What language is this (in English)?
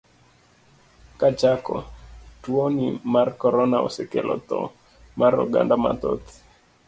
Luo (Kenya and Tanzania)